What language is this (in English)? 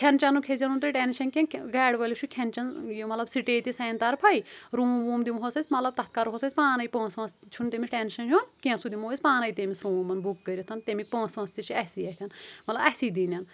Kashmiri